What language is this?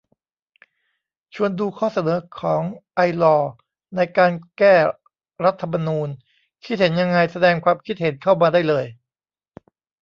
Thai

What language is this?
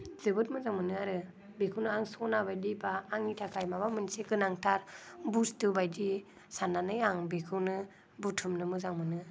Bodo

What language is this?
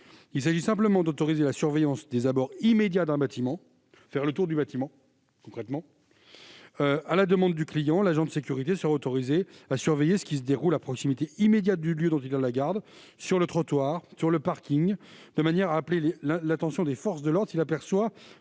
French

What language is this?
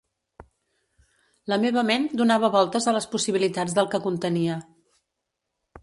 Catalan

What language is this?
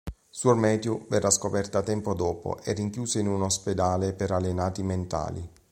Italian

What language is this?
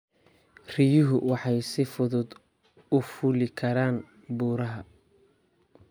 Somali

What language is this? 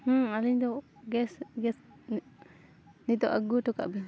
Santali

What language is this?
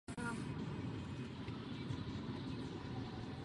Czech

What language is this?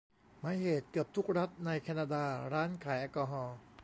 Thai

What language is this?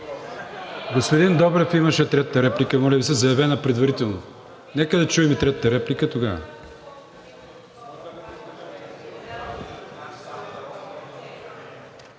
Bulgarian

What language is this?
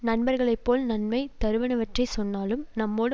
Tamil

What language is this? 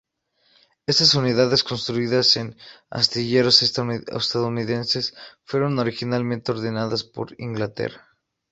Spanish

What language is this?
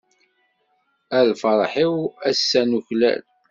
Kabyle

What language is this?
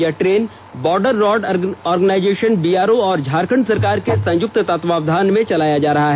Hindi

